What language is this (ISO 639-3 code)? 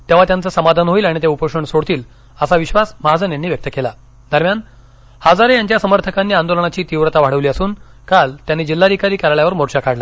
mar